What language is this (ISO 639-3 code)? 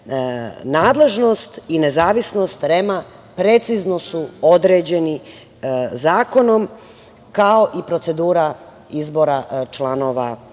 srp